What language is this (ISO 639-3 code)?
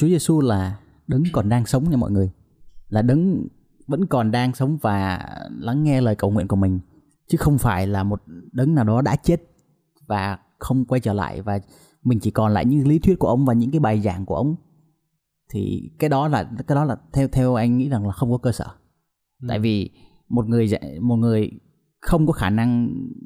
vie